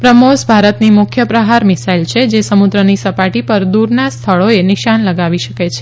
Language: Gujarati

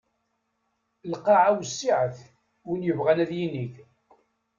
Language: Kabyle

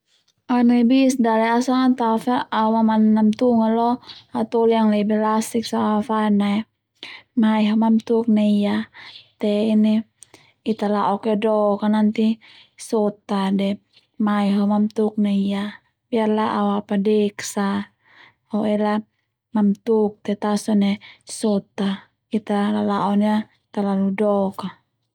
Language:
Termanu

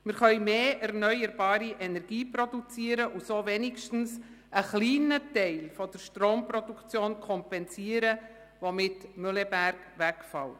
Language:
Swiss German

